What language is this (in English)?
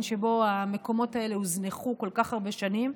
Hebrew